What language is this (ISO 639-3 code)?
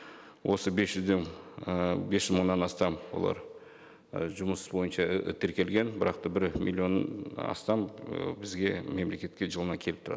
kaz